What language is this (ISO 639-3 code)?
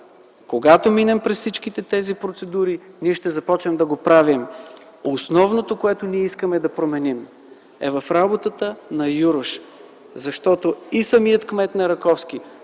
bul